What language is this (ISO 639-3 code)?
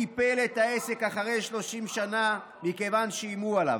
heb